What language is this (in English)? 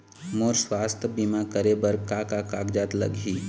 Chhattisgarhi